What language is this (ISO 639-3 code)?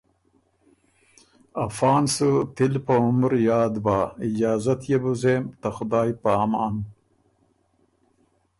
oru